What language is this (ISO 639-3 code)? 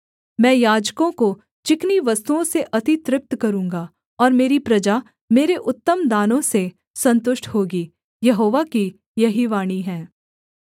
hin